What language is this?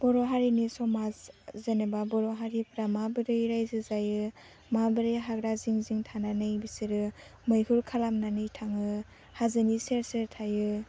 Bodo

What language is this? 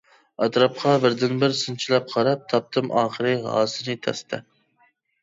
Uyghur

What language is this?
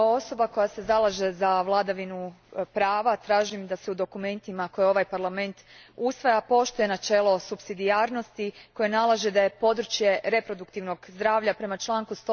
Croatian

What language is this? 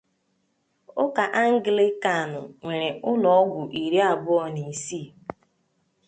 Igbo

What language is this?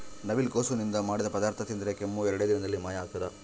Kannada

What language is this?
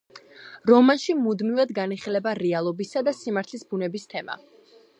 Georgian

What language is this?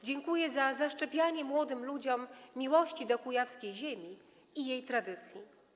Polish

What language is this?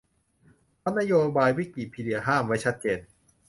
Thai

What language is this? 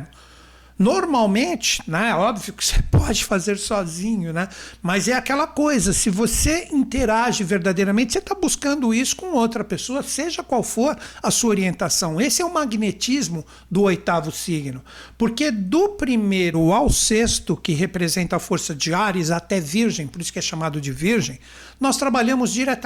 Portuguese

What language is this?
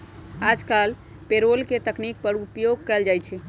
Magahi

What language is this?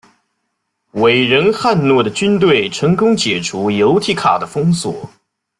Chinese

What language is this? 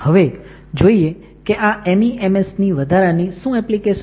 Gujarati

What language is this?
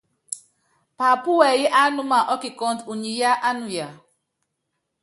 Yangben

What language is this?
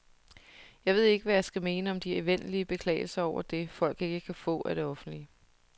Danish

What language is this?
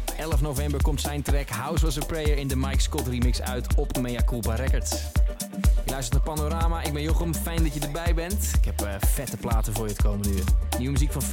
Dutch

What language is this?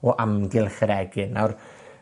Welsh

